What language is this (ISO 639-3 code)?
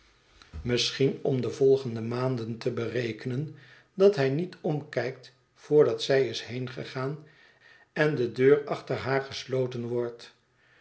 nld